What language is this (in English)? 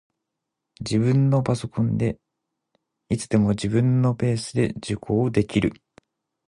Japanese